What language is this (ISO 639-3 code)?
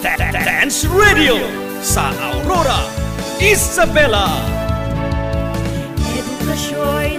fil